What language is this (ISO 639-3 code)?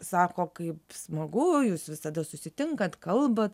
lit